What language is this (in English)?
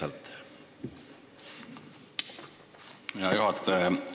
Estonian